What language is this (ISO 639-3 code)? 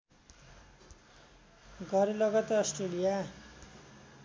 nep